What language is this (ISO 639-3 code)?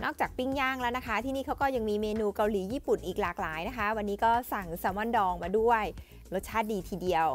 tha